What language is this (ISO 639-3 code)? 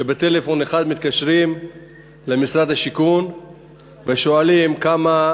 heb